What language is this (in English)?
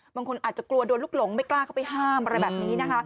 Thai